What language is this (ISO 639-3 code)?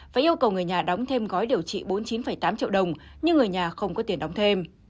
vie